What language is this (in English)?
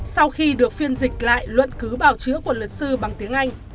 Vietnamese